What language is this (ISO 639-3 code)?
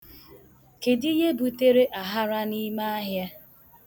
ibo